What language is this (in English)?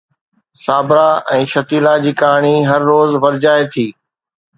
Sindhi